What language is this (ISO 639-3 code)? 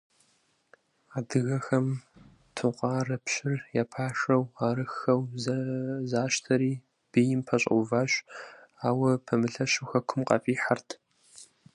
kbd